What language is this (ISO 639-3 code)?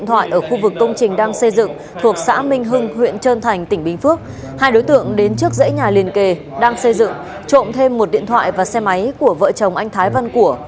vie